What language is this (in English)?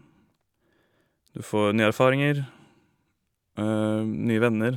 Norwegian